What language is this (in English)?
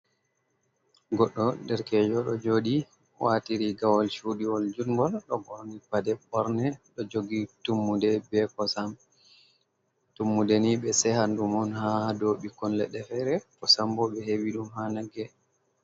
Fula